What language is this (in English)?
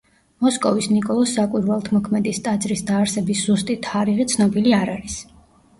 Georgian